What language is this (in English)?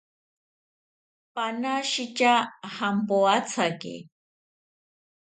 South Ucayali Ashéninka